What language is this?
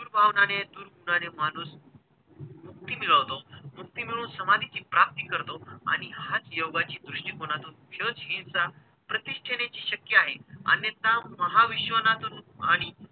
Marathi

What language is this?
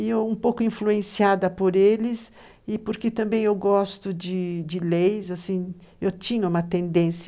Portuguese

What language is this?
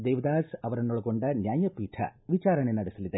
Kannada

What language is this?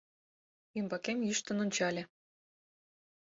Mari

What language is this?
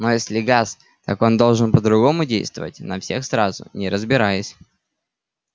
Russian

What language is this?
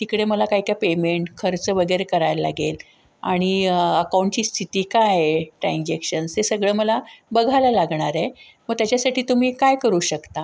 Marathi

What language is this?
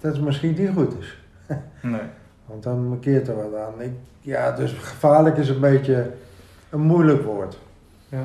Dutch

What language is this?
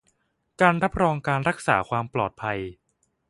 Thai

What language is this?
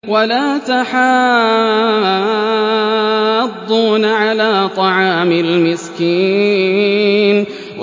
Arabic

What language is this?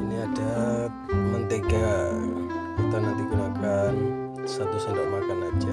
Indonesian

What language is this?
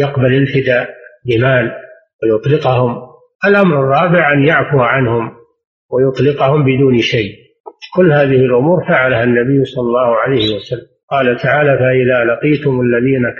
Arabic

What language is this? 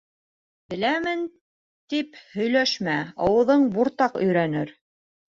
Bashkir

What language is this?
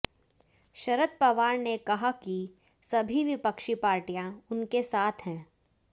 Hindi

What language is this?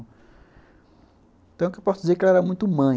Portuguese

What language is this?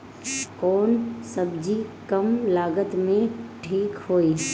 Bhojpuri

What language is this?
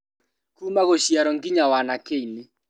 Kikuyu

